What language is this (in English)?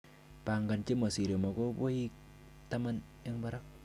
Kalenjin